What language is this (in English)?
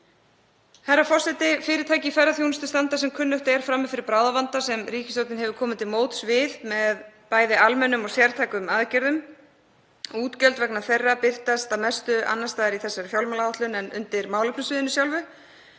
Icelandic